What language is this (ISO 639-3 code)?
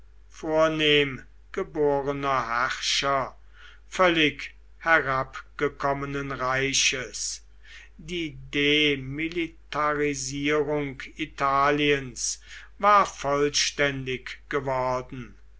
deu